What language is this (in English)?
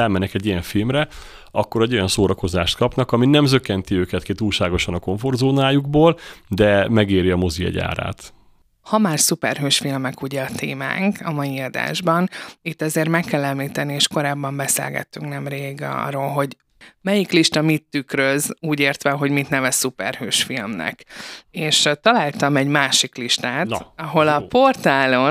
Hungarian